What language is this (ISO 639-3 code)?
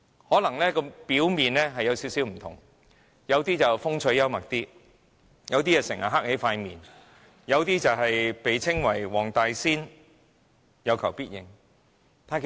yue